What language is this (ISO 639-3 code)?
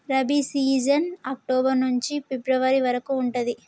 tel